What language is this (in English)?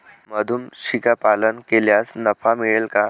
Marathi